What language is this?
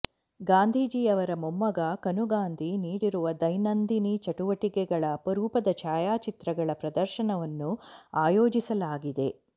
Kannada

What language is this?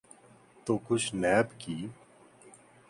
Urdu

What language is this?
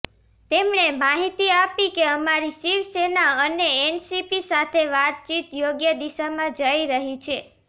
Gujarati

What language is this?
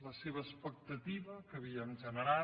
Catalan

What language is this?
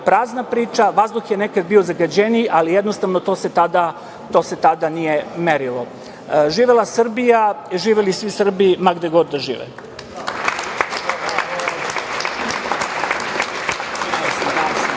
Serbian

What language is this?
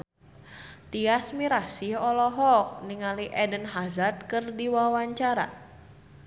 Sundanese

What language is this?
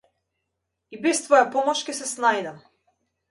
Macedonian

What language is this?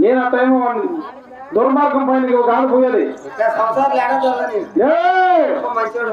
Thai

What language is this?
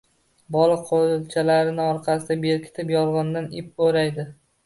Uzbek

